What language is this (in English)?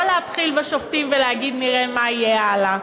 Hebrew